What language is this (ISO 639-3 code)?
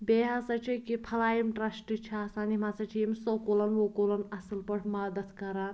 kas